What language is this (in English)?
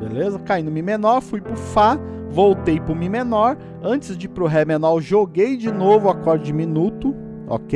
Portuguese